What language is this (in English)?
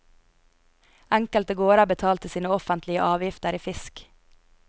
Norwegian